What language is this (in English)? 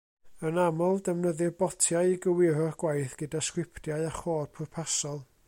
Welsh